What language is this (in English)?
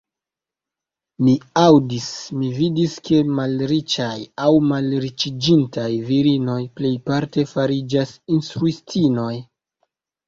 Esperanto